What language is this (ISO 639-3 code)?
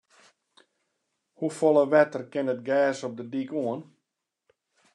fry